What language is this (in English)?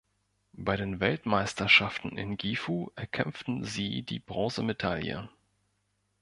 German